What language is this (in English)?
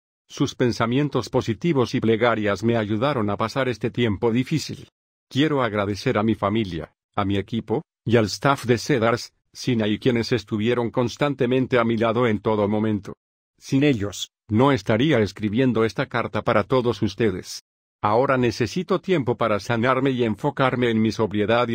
Spanish